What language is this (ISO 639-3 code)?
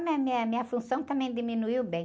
por